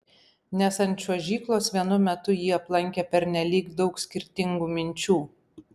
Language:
Lithuanian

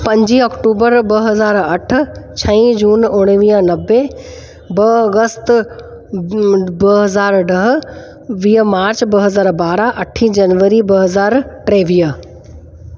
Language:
Sindhi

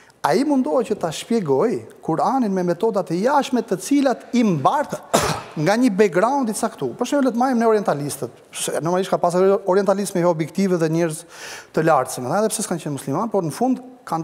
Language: Romanian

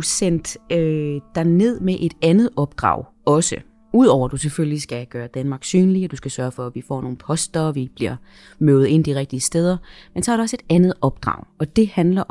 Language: Danish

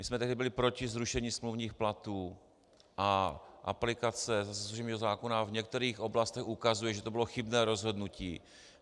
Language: Czech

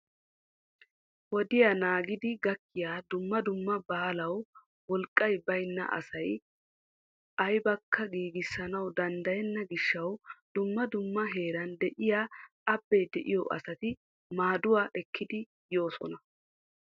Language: Wolaytta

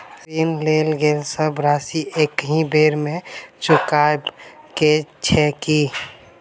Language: Maithili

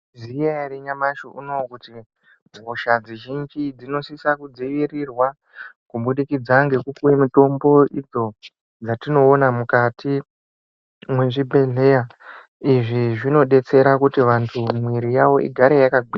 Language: Ndau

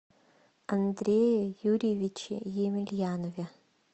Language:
Russian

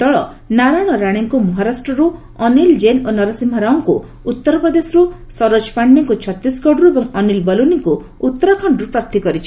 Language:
Odia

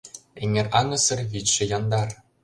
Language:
Mari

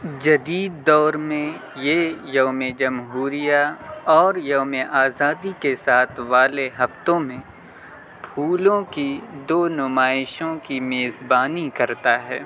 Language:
Urdu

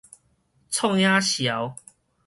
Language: Min Nan Chinese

